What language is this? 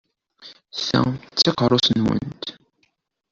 Kabyle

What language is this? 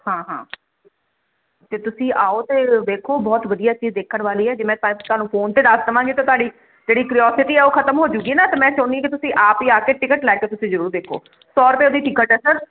Punjabi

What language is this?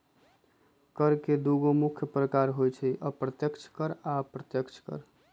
Magahi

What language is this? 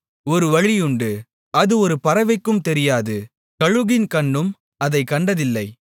Tamil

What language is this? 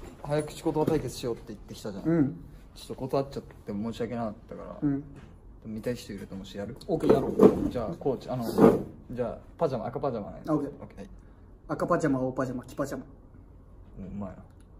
Japanese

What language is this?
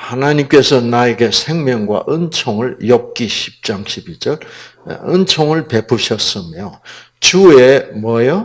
Korean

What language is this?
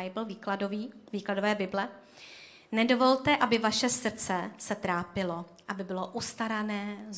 Czech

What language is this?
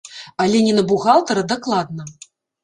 Belarusian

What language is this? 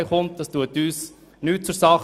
Swiss German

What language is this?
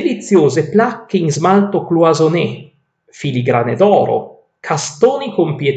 Italian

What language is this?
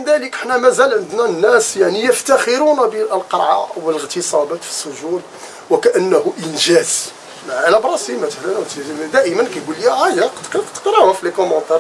Arabic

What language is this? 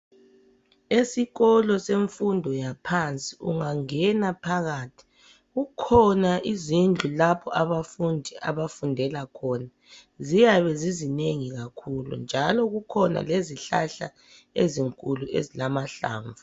North Ndebele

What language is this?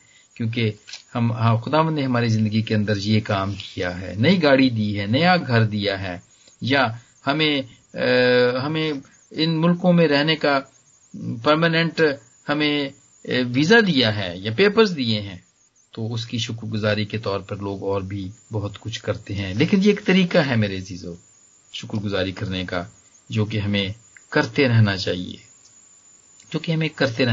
Hindi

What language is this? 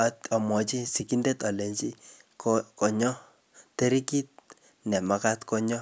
Kalenjin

